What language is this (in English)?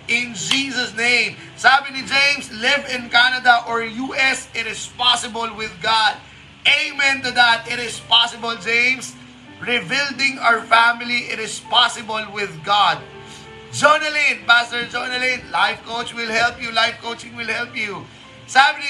Filipino